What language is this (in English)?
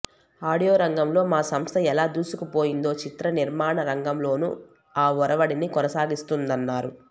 Telugu